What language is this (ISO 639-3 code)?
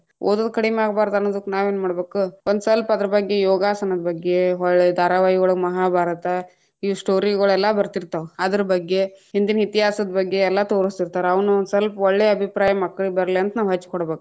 kan